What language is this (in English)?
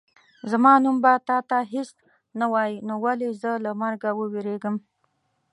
Pashto